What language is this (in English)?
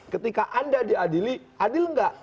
Indonesian